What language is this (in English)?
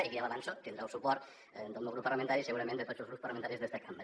Catalan